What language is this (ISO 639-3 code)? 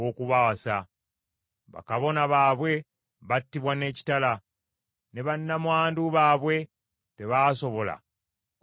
lug